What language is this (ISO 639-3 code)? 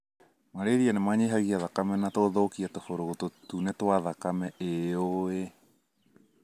kik